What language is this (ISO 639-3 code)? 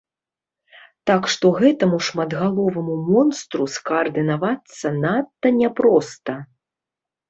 bel